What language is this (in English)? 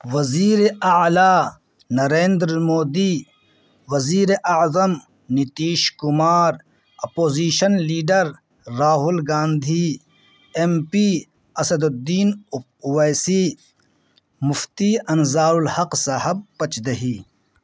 Urdu